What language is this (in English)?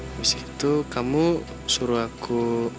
Indonesian